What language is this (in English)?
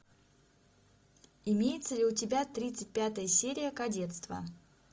Russian